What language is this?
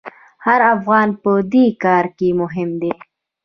Pashto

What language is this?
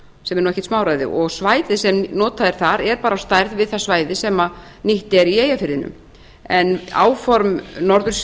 Icelandic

